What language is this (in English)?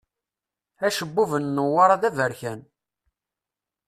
Kabyle